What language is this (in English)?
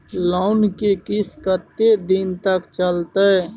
Maithili